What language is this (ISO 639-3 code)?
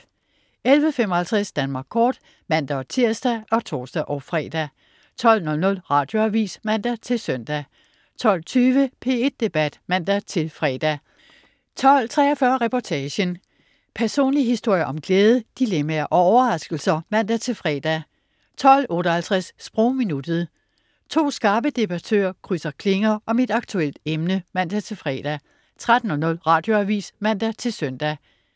dan